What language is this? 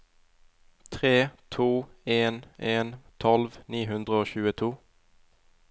Norwegian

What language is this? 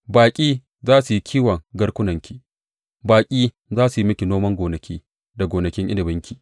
Hausa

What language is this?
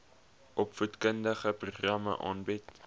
Afrikaans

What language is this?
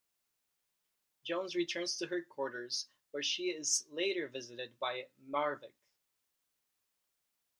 English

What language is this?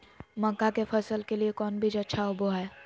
Magahi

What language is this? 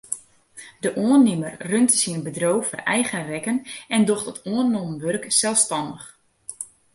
Western Frisian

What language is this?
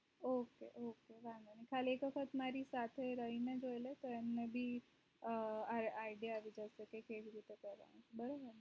Gujarati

